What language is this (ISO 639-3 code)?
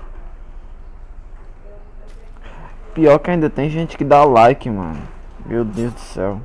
por